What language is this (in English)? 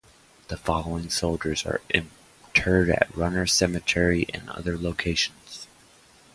English